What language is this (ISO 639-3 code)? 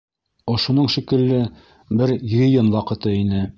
bak